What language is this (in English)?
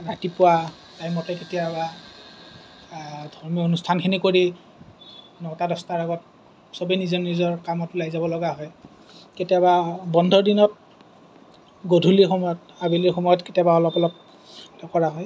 Assamese